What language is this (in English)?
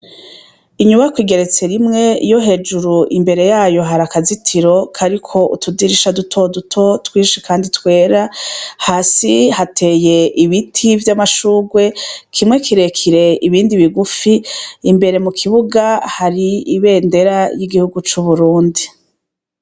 Rundi